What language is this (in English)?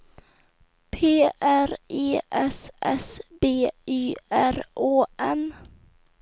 Swedish